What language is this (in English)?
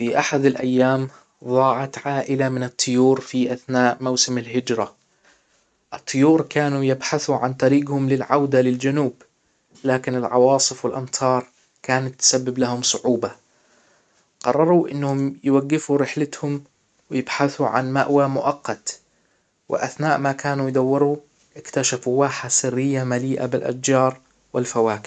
Hijazi Arabic